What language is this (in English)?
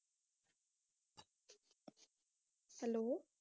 Punjabi